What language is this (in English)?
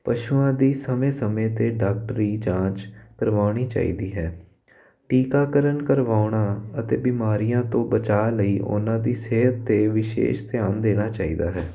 Punjabi